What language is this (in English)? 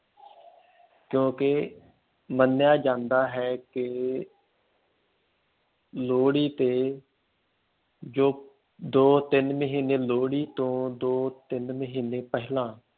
Punjabi